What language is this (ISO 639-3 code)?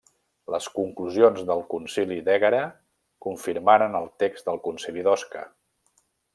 cat